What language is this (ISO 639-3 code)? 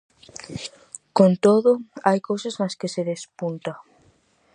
glg